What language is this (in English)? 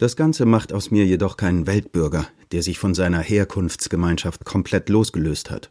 German